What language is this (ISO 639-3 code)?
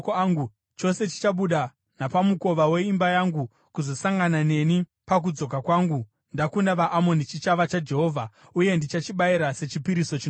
sna